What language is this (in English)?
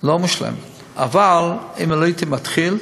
Hebrew